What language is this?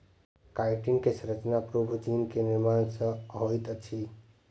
Maithili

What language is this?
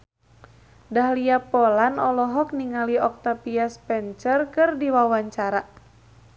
Sundanese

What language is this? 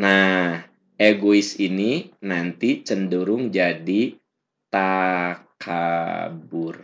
Indonesian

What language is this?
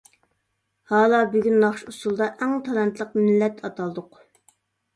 Uyghur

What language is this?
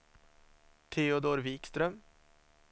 Swedish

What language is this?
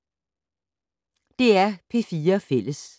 Danish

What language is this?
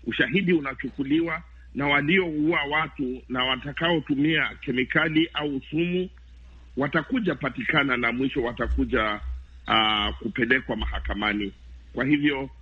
Swahili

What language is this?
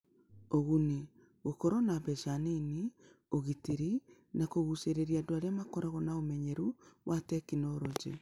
Kikuyu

